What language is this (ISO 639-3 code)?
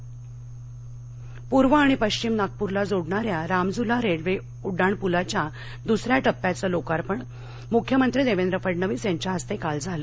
mar